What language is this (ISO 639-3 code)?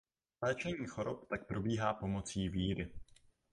ces